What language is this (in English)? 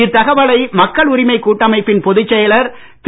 Tamil